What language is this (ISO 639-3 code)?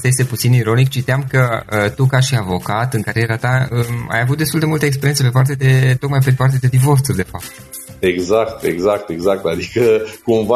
ron